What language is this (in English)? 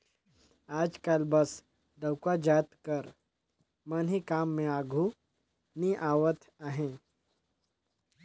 Chhattisgarhi